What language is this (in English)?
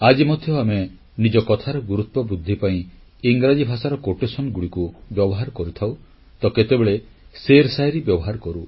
Odia